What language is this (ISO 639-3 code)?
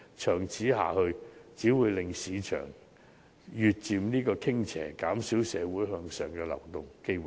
yue